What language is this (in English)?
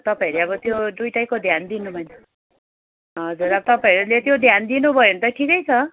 Nepali